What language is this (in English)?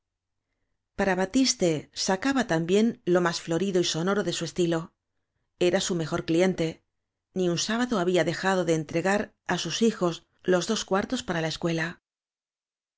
Spanish